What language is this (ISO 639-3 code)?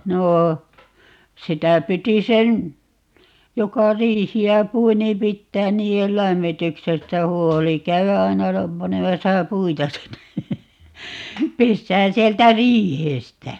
fin